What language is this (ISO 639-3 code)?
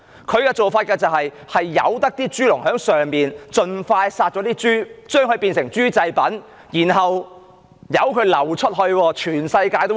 yue